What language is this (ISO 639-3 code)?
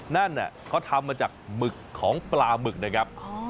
tha